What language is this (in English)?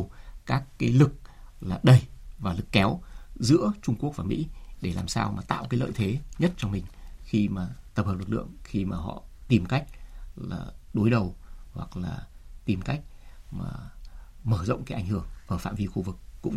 Vietnamese